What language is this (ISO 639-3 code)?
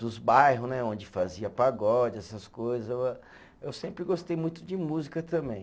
por